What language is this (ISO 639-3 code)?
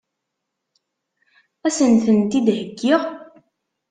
kab